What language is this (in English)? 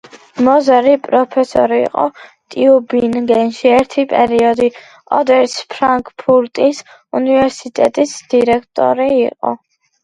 Georgian